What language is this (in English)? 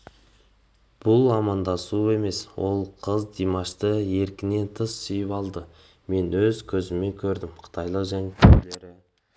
Kazakh